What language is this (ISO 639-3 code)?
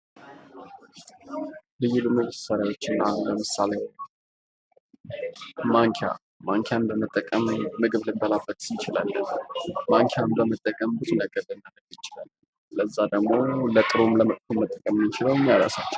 amh